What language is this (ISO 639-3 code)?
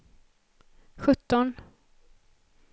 swe